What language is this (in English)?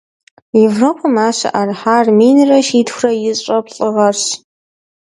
Kabardian